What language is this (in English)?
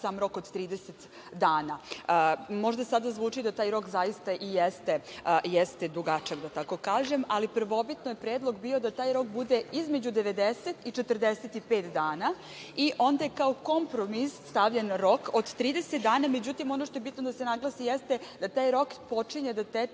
Serbian